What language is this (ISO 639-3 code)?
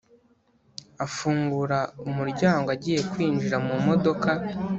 kin